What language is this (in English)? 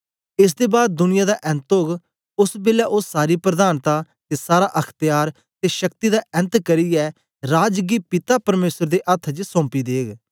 Dogri